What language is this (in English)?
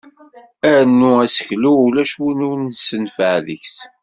Kabyle